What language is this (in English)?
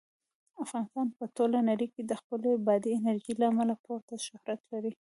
Pashto